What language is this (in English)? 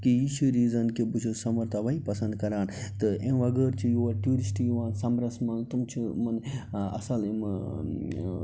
Kashmiri